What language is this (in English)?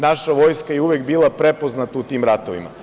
Serbian